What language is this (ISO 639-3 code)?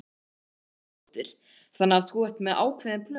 isl